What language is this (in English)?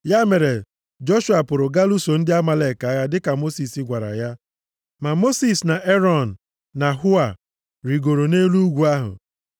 Igbo